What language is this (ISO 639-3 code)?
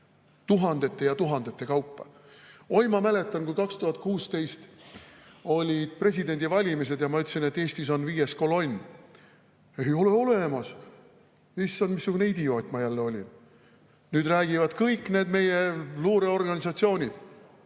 est